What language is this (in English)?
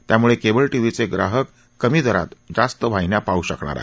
Marathi